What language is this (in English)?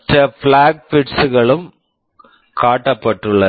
Tamil